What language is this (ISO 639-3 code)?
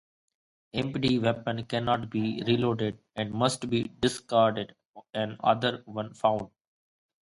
eng